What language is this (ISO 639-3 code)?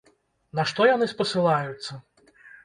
bel